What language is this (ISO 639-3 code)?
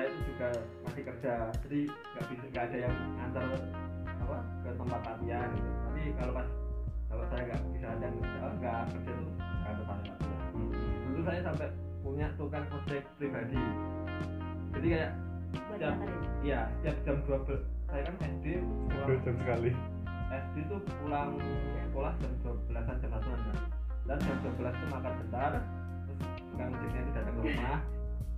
ind